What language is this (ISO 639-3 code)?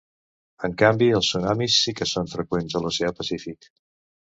cat